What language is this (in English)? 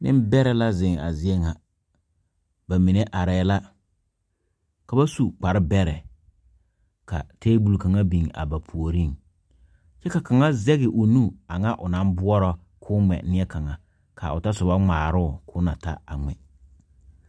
Southern Dagaare